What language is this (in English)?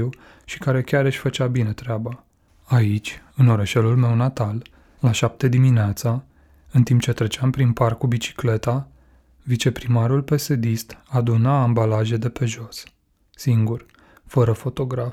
Romanian